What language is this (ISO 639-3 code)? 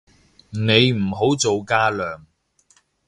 yue